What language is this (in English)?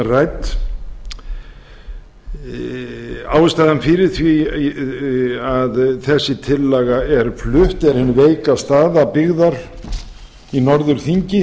Icelandic